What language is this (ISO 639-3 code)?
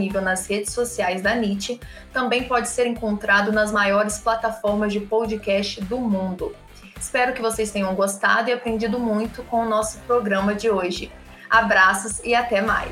por